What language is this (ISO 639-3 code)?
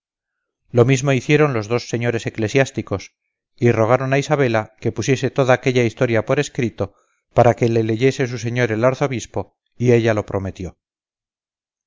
spa